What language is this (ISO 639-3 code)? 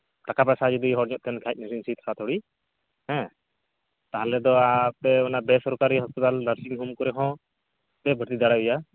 sat